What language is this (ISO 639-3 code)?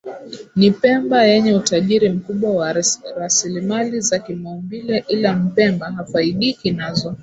swa